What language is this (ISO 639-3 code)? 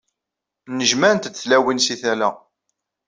kab